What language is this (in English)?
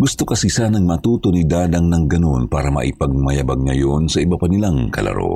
Filipino